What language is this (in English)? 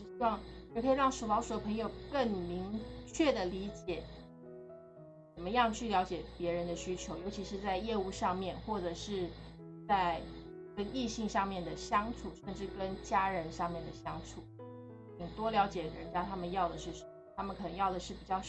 Chinese